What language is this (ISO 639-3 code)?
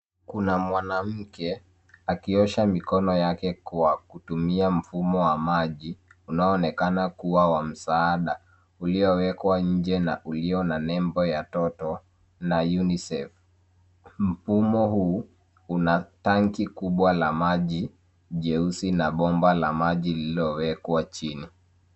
swa